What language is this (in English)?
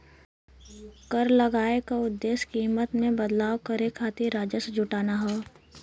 Bhojpuri